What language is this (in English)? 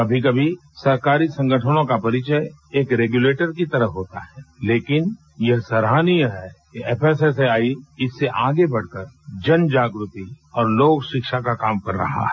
Hindi